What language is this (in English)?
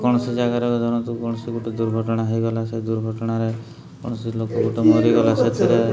Odia